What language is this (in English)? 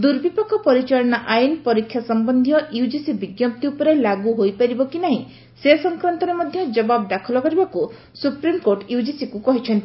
Odia